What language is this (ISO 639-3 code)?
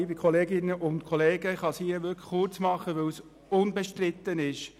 gsw